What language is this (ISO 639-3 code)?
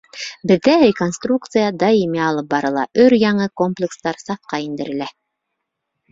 bak